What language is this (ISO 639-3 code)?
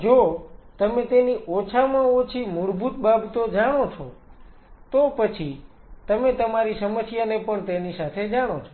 guj